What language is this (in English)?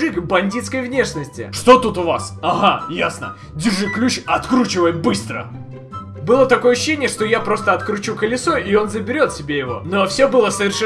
Russian